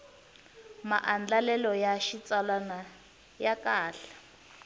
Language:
Tsonga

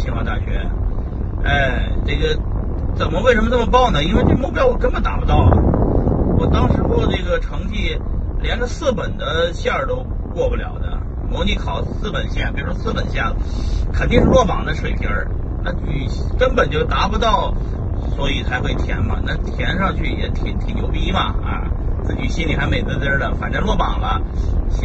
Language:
Chinese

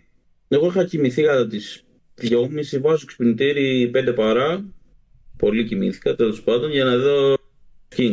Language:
Greek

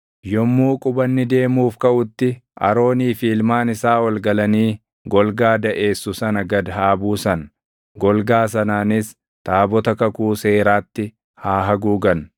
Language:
Oromo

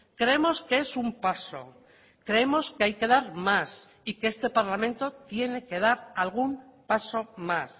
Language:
Spanish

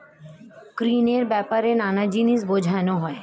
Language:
Bangla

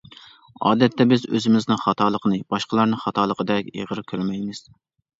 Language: Uyghur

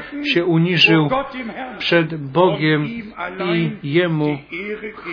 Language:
Polish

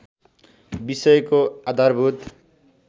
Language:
Nepali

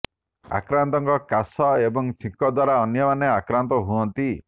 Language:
Odia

